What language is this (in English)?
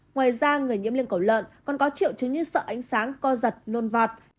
Vietnamese